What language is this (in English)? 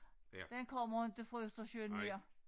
Danish